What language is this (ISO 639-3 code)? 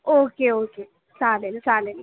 mar